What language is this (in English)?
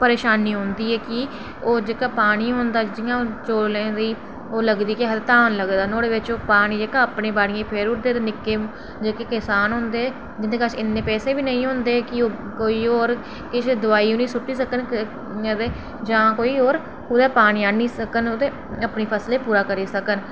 Dogri